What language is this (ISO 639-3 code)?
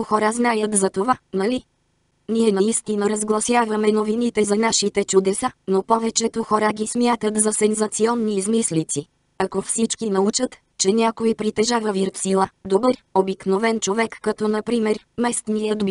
bul